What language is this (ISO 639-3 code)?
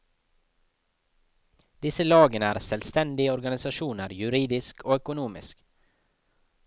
nor